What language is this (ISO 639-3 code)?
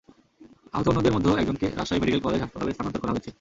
ben